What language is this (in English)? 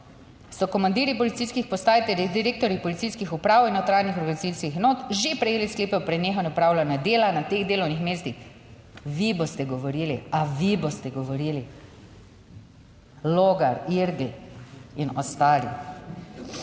Slovenian